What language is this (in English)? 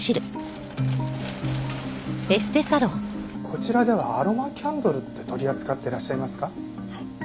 Japanese